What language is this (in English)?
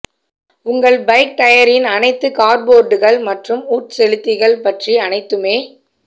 Tamil